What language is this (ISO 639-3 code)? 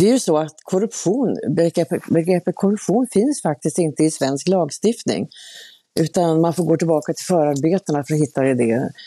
swe